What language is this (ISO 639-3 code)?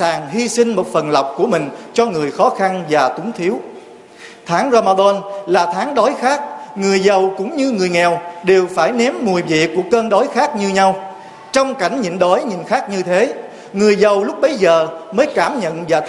vie